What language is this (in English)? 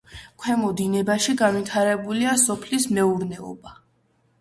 Georgian